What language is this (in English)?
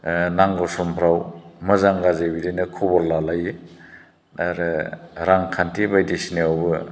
Bodo